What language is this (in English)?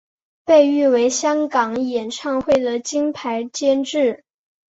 Chinese